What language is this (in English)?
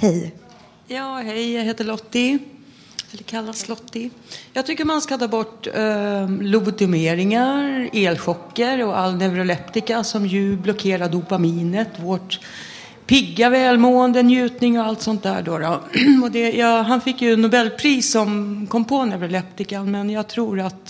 Swedish